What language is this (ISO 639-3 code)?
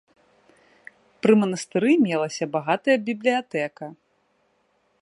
bel